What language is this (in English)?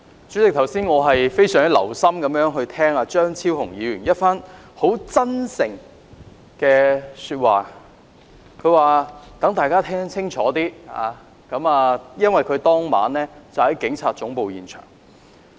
Cantonese